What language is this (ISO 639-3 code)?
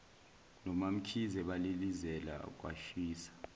zul